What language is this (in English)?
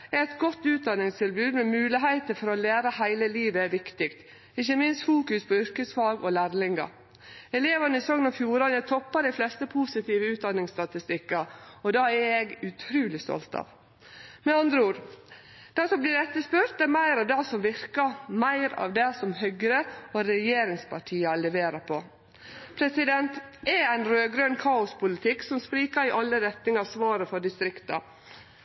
Norwegian Nynorsk